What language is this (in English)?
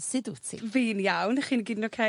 Welsh